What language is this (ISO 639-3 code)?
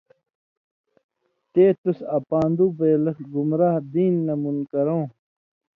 mvy